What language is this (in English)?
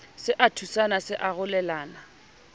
Southern Sotho